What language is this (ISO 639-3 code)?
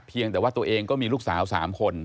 tha